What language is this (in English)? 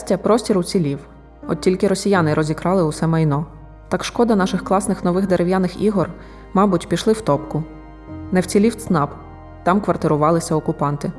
Ukrainian